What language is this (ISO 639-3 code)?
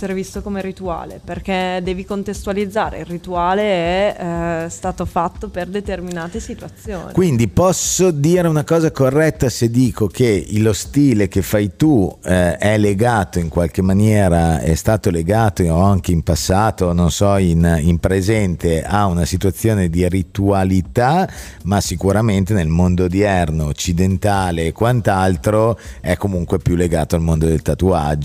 ita